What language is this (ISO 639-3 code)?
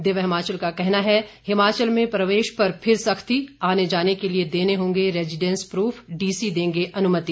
hin